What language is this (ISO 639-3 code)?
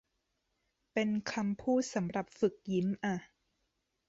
tha